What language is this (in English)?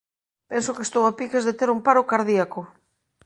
Galician